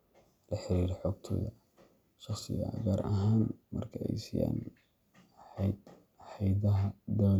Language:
Somali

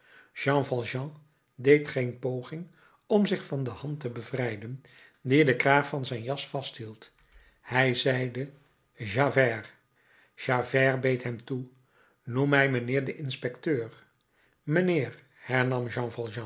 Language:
Dutch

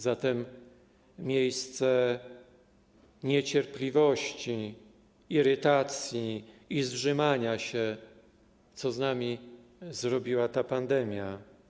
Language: Polish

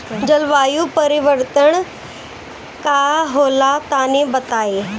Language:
Bhojpuri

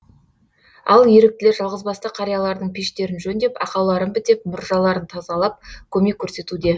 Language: Kazakh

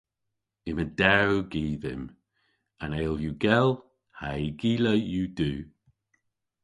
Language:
Cornish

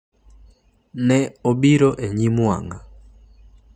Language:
Luo (Kenya and Tanzania)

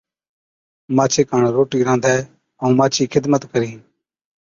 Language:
Od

